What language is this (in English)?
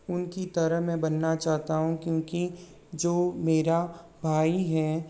Hindi